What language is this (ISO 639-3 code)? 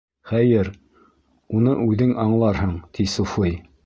bak